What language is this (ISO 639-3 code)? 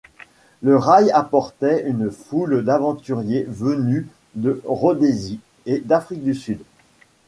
fra